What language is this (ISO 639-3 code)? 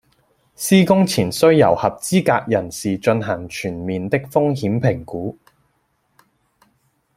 yue